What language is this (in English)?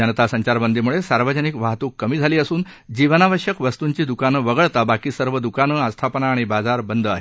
Marathi